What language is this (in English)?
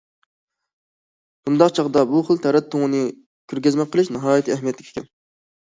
Uyghur